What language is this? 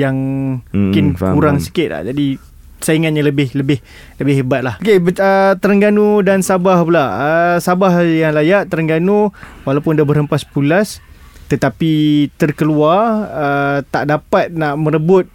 Malay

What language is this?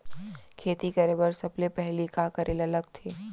Chhattisgarhi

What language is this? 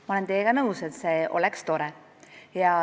Estonian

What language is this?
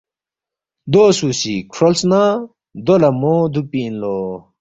Balti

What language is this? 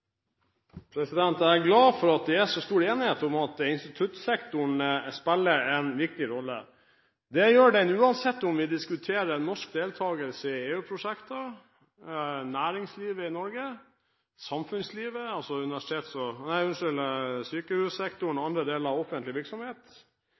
Norwegian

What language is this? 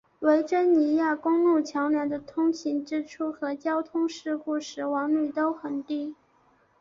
Chinese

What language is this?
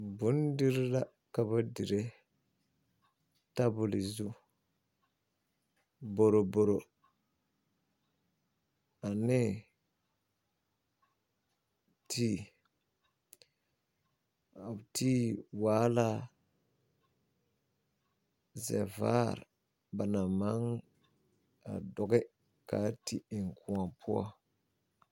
Southern Dagaare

